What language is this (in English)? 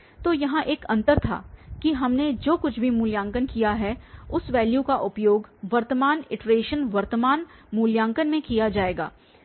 Hindi